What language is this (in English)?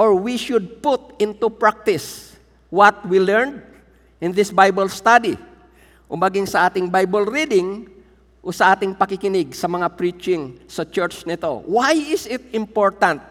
Filipino